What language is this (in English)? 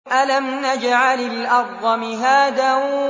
Arabic